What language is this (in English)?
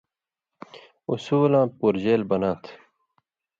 Indus Kohistani